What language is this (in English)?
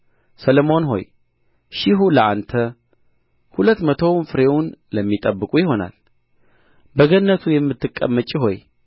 Amharic